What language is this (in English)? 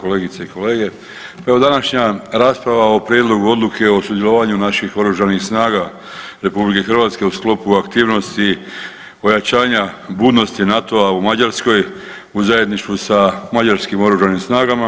Croatian